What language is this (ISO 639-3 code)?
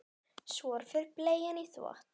isl